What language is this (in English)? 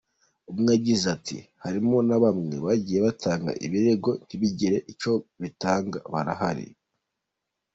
Kinyarwanda